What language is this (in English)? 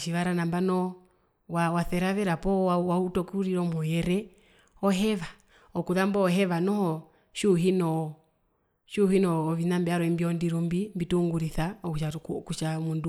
Herero